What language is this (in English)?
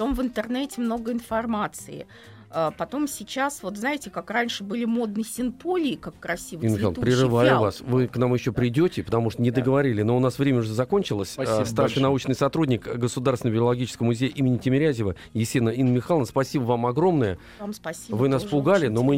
Russian